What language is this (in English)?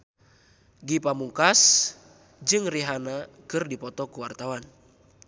Sundanese